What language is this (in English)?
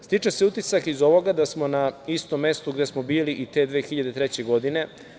Serbian